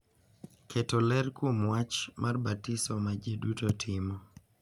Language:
Luo (Kenya and Tanzania)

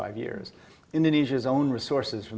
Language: Indonesian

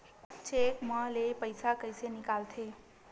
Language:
Chhattisgarhi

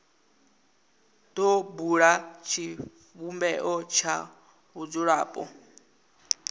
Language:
Venda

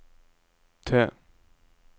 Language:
Norwegian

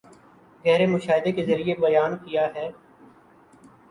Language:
Urdu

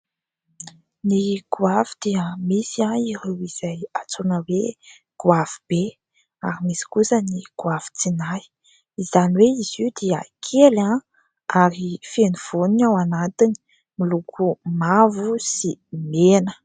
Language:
Malagasy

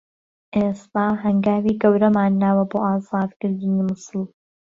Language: Central Kurdish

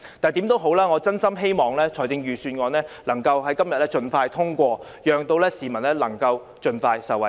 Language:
Cantonese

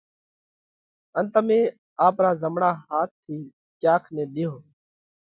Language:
Parkari Koli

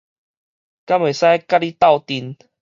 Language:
Min Nan Chinese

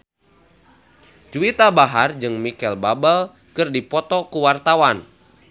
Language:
Sundanese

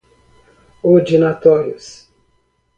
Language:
Portuguese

